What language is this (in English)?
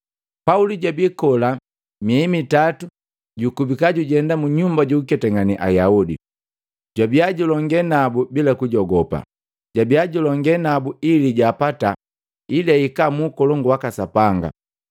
Matengo